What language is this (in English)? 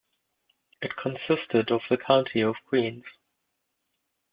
English